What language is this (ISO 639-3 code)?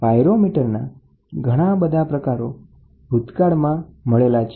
guj